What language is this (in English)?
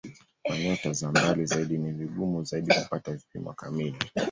Swahili